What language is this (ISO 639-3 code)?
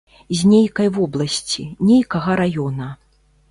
bel